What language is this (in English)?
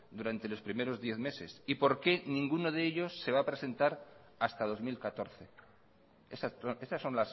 Spanish